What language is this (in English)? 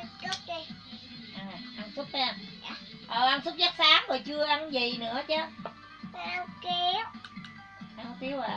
Vietnamese